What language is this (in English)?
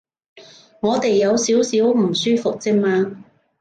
Cantonese